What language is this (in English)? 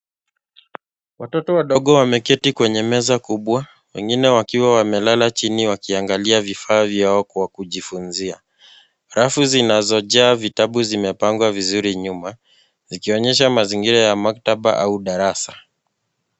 Swahili